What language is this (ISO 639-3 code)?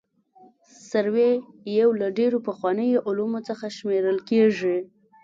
pus